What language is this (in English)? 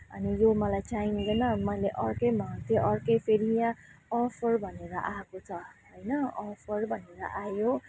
Nepali